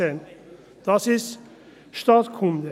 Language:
Swiss German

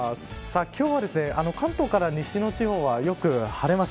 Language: Japanese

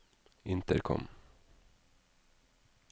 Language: Norwegian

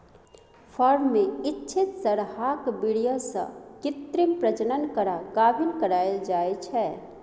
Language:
Maithili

